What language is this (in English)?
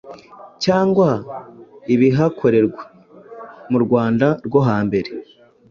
Kinyarwanda